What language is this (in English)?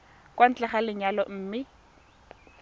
Tswana